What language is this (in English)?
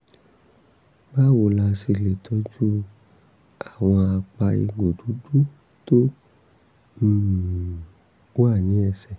Yoruba